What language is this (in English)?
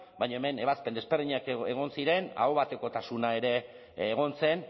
Basque